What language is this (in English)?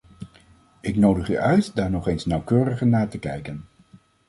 Dutch